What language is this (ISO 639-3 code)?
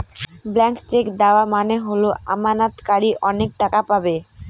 ben